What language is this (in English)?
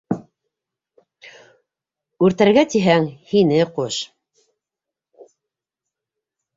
Bashkir